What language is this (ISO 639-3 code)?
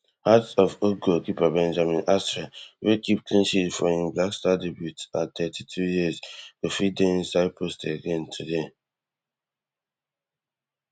pcm